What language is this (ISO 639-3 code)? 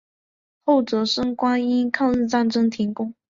zho